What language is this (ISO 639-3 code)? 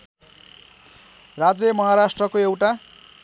nep